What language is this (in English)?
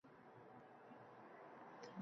Uzbek